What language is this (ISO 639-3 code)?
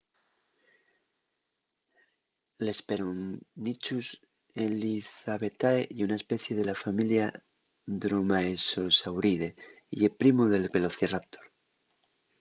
ast